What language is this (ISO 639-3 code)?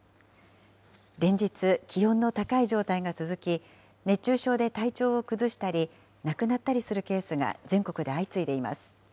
jpn